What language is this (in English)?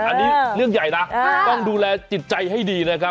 Thai